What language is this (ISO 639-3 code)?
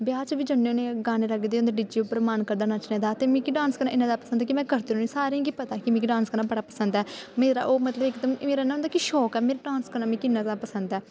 doi